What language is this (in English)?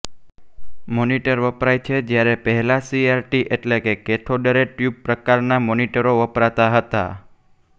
Gujarati